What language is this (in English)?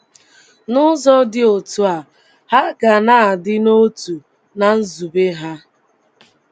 Igbo